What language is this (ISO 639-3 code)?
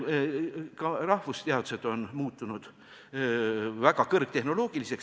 est